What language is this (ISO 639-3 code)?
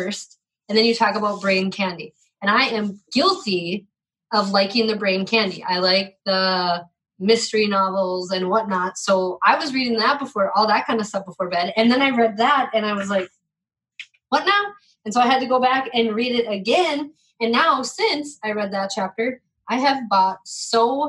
eng